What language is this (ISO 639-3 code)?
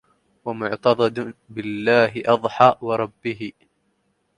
ara